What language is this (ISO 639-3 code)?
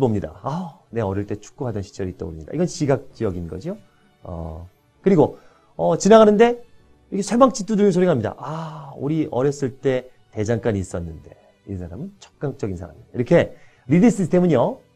kor